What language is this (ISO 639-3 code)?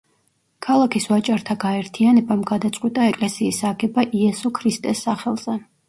kat